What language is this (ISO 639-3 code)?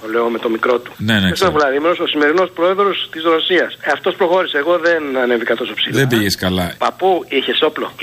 ell